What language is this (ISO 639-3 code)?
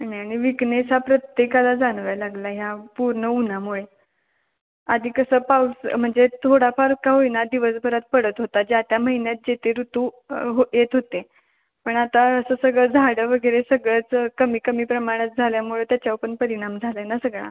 mar